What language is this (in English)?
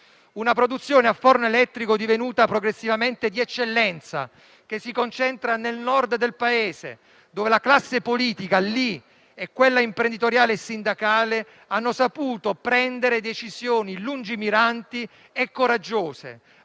Italian